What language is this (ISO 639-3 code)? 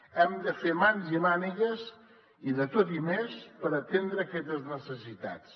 cat